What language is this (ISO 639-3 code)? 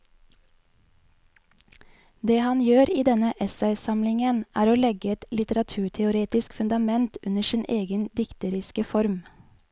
nor